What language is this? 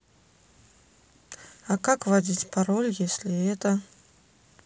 Russian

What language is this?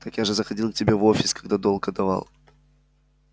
Russian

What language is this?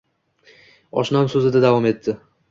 Uzbek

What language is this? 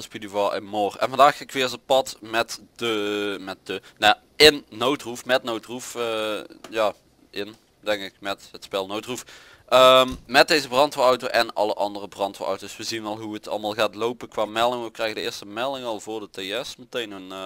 Dutch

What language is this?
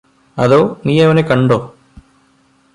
Malayalam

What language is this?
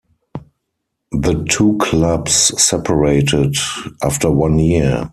English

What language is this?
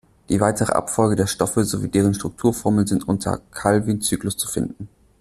German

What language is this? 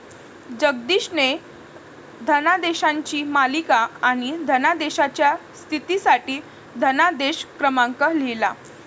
Marathi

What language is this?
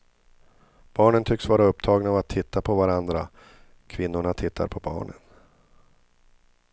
Swedish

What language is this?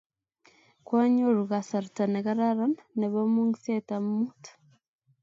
Kalenjin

